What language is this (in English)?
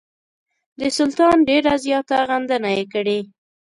Pashto